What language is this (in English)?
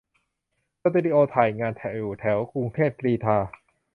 Thai